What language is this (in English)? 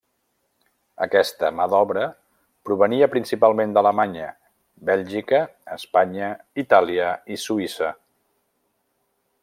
Catalan